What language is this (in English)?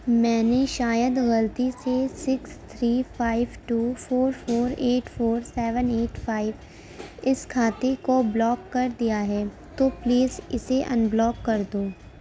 Urdu